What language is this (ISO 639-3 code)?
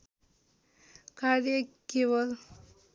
nep